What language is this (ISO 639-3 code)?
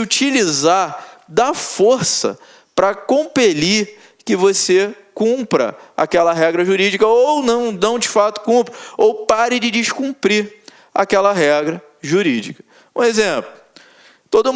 por